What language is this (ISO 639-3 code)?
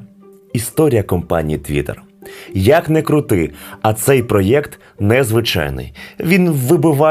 ukr